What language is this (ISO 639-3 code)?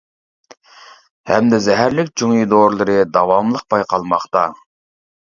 uig